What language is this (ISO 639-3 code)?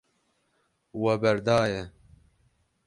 kur